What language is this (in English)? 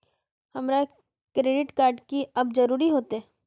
Magahi